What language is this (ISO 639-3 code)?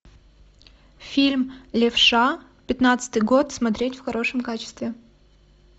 rus